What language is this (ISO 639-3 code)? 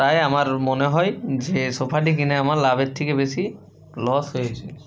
ben